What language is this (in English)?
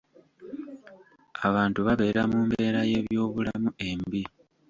Ganda